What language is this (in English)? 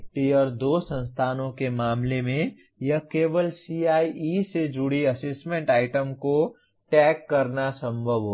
Hindi